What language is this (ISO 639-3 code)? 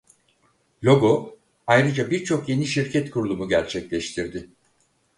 tur